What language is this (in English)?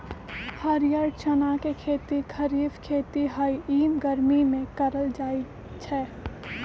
Magahi